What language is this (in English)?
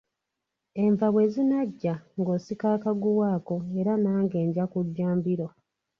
Ganda